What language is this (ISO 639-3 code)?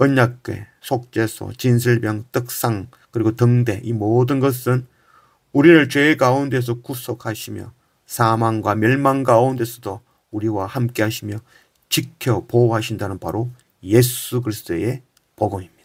kor